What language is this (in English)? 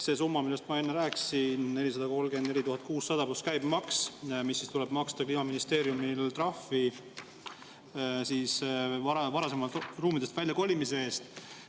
Estonian